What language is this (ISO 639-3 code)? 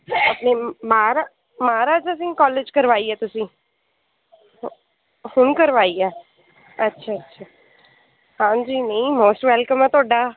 pan